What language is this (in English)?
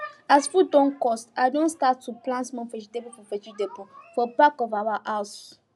Nigerian Pidgin